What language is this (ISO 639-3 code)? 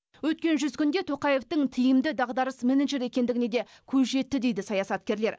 kaz